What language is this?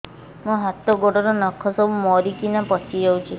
Odia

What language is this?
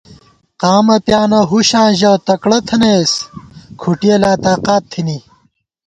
Gawar-Bati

